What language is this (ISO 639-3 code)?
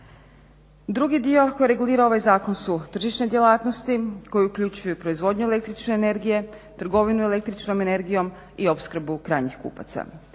hrv